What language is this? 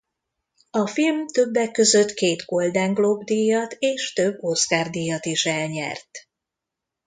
Hungarian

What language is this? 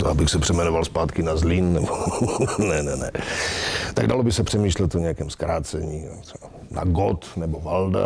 Czech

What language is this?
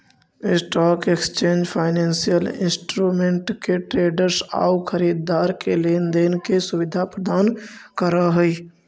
Magahi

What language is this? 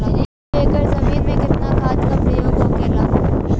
Bhojpuri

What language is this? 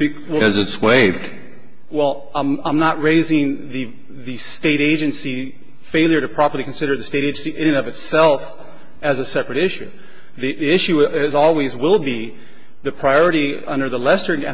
English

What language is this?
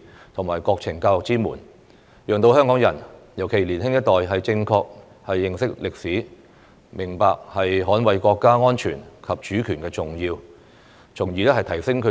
Cantonese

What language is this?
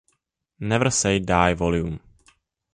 Czech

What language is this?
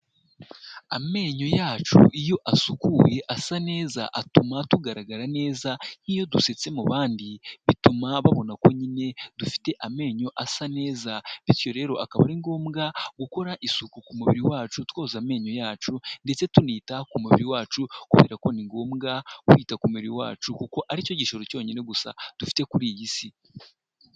Kinyarwanda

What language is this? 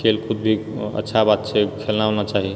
Maithili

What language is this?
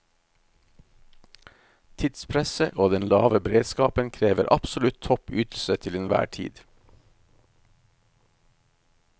Norwegian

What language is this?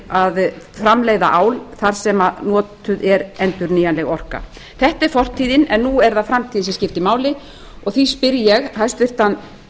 Icelandic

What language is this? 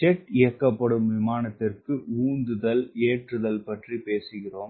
Tamil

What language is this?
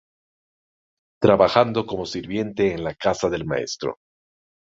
Spanish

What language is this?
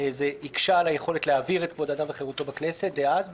Hebrew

